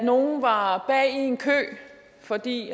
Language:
Danish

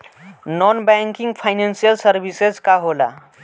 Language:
Bhojpuri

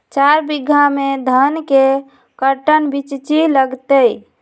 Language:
Magahi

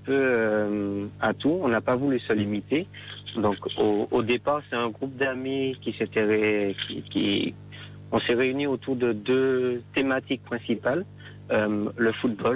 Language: French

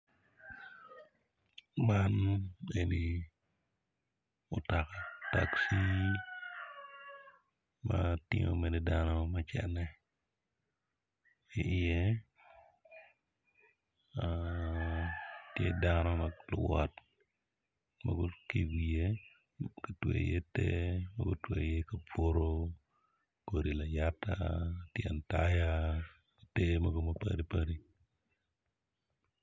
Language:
Acoli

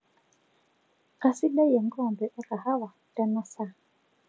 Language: Masai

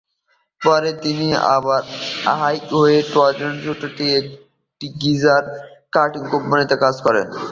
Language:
Bangla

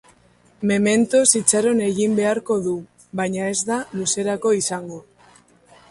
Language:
Basque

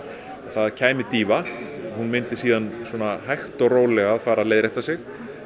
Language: Icelandic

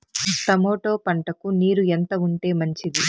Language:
Telugu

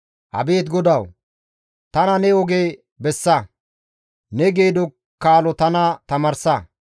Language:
Gamo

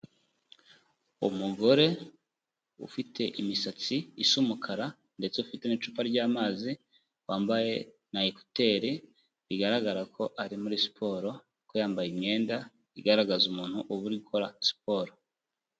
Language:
Kinyarwanda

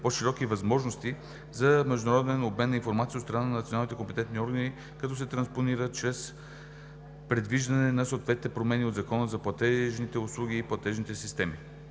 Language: Bulgarian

